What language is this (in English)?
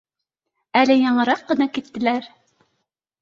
Bashkir